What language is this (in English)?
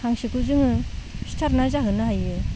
Bodo